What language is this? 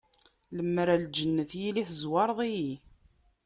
Kabyle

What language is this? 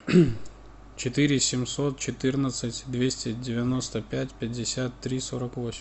Russian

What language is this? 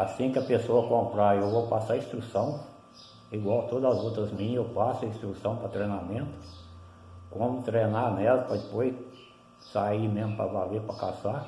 Portuguese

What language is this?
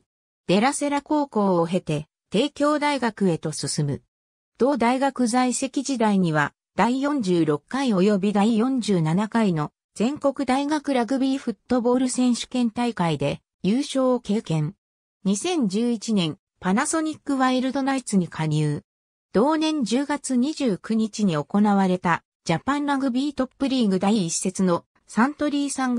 Japanese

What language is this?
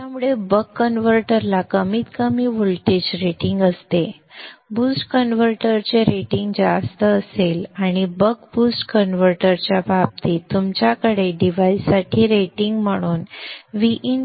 Marathi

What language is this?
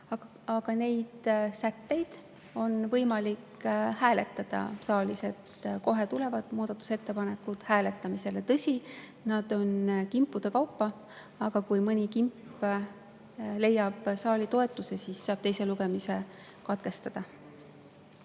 Estonian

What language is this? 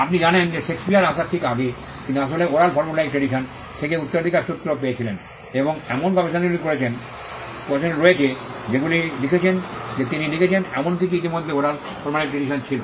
Bangla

